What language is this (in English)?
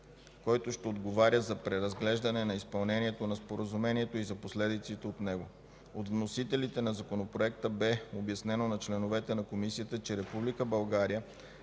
Bulgarian